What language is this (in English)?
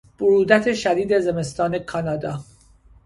Persian